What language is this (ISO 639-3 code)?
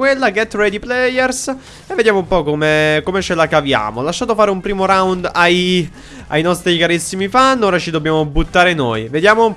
ita